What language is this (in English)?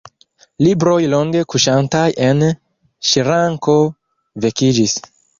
Esperanto